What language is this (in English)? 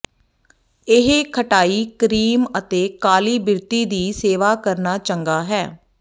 Punjabi